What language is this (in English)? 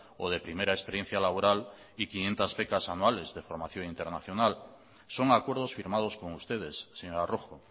Spanish